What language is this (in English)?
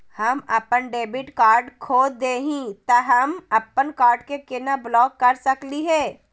Magahi